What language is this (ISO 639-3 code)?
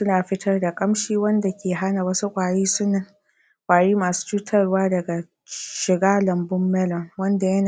hau